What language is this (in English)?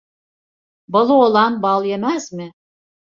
Turkish